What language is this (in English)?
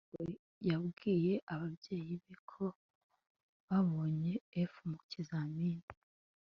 Kinyarwanda